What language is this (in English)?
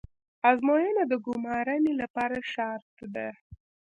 Pashto